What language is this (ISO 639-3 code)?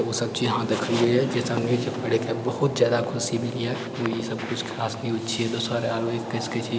mai